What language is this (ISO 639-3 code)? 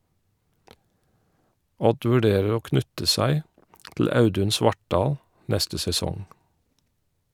nor